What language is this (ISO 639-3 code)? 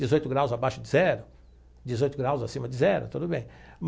por